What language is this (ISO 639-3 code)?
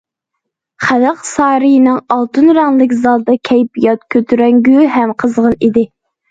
uig